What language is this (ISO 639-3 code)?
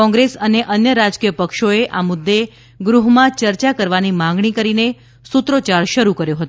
guj